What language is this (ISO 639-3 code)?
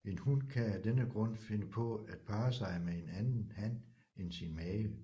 dan